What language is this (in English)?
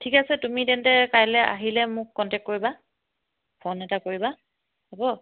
Assamese